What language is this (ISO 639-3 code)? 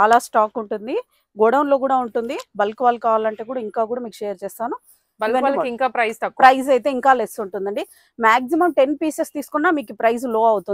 tel